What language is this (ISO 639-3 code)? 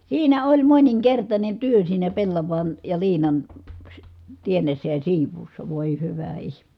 fin